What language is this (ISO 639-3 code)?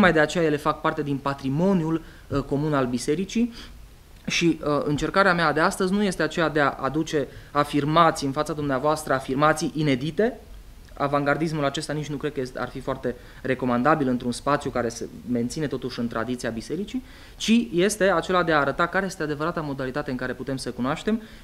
ron